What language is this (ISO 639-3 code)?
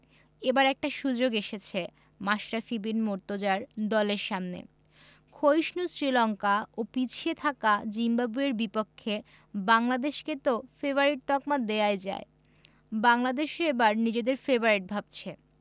ben